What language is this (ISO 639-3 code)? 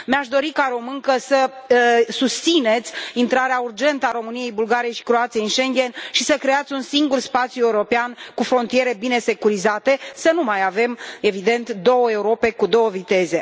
ron